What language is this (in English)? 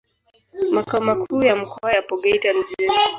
Swahili